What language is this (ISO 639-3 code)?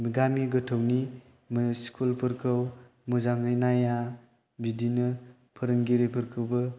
brx